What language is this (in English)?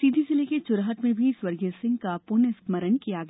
Hindi